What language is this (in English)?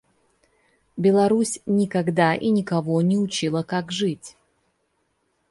Russian